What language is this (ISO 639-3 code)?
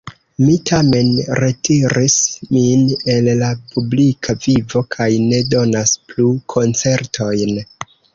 epo